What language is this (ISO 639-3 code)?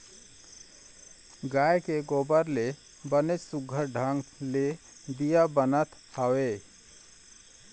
hne